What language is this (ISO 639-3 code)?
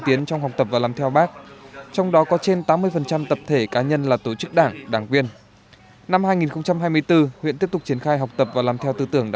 vie